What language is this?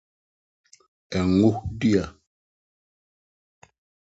Akan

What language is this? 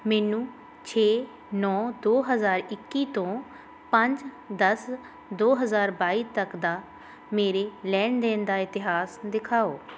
Punjabi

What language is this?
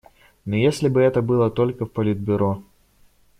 Russian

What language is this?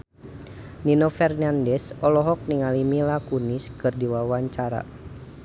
Sundanese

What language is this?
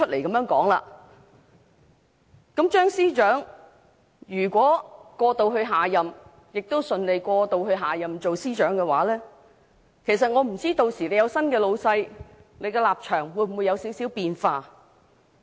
Cantonese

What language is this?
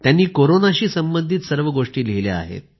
Marathi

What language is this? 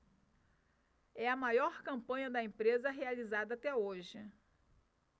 Portuguese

